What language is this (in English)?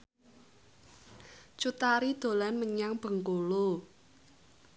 Javanese